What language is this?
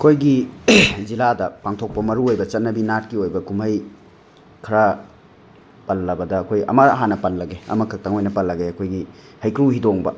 Manipuri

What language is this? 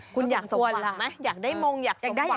Thai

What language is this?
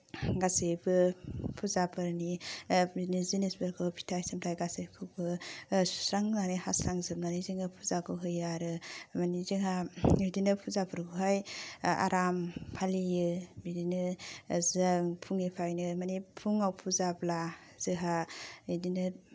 Bodo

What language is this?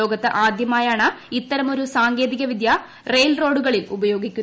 Malayalam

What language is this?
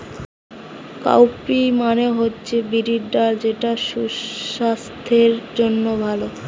Bangla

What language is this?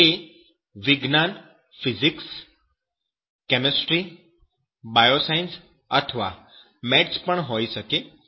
Gujarati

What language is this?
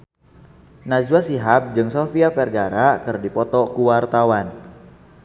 Sundanese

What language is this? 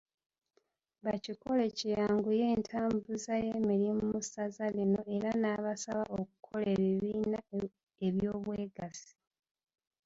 Ganda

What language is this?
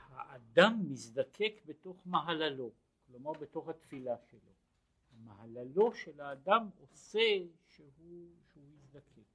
Hebrew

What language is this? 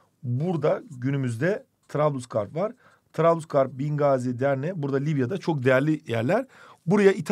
Turkish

